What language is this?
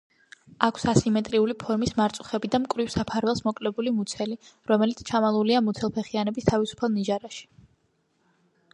Georgian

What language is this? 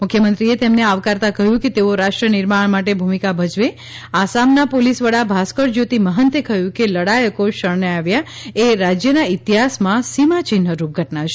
Gujarati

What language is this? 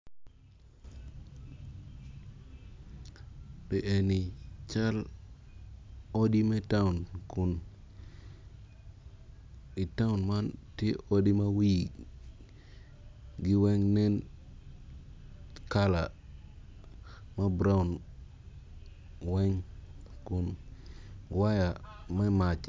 Acoli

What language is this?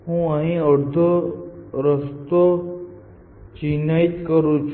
Gujarati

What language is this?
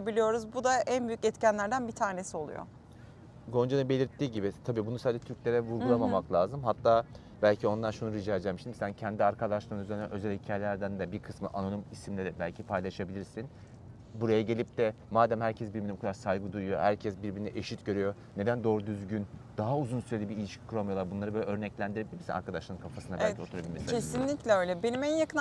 Turkish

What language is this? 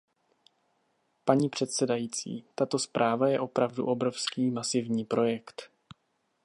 Czech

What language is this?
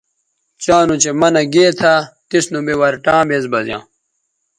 Bateri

